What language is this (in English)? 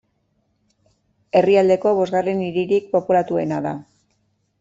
Basque